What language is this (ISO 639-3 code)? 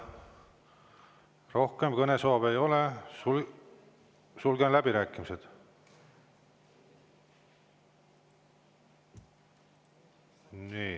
est